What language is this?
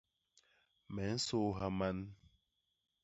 Basaa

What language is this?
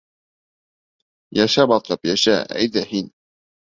Bashkir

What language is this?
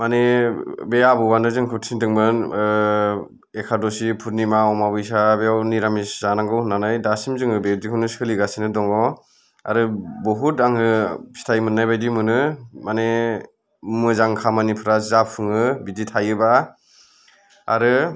Bodo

